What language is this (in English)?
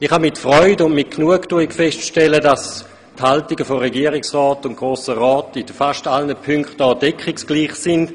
Swiss German